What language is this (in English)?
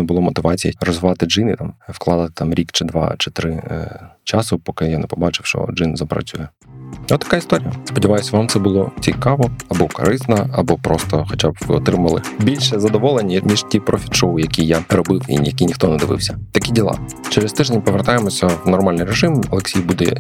Ukrainian